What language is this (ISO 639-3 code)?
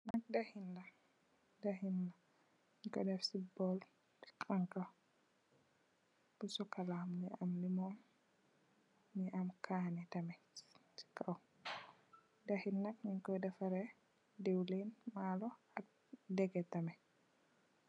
wol